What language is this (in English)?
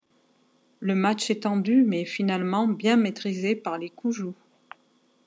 French